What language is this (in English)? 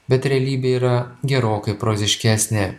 Lithuanian